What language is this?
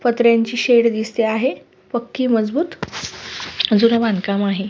Marathi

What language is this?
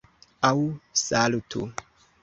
Esperanto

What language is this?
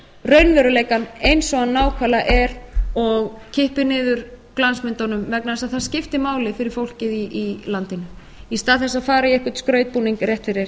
Icelandic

